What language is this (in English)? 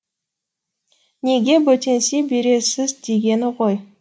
Kazakh